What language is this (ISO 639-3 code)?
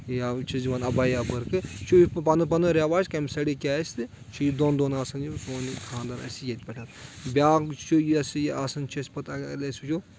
kas